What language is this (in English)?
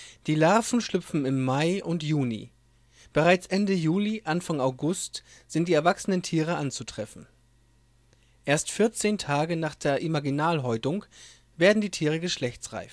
German